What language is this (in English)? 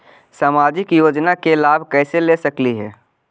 Magahi